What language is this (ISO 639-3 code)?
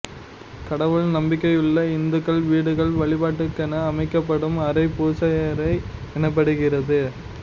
tam